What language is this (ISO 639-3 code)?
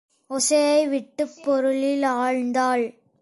tam